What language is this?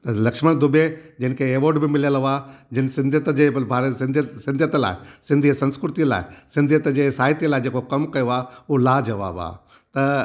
Sindhi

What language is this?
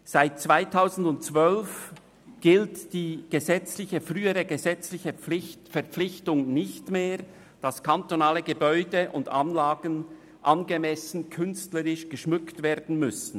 Swiss German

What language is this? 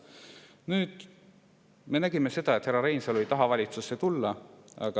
Estonian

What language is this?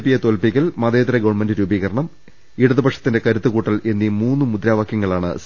Malayalam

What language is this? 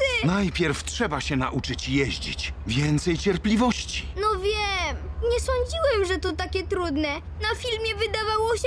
Polish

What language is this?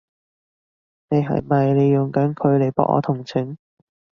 Cantonese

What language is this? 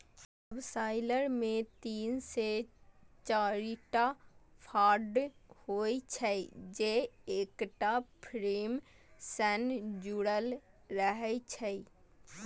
Maithili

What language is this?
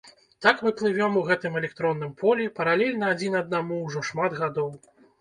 Belarusian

